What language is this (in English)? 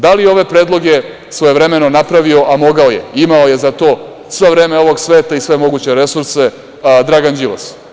Serbian